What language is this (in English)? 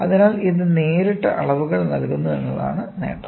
Malayalam